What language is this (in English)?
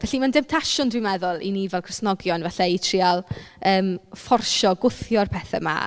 Welsh